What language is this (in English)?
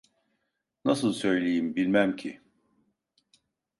Turkish